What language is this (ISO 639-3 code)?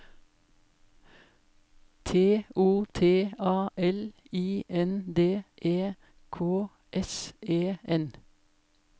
nor